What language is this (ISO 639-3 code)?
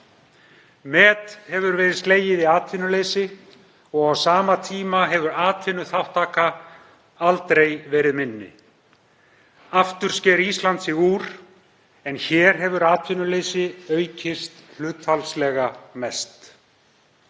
isl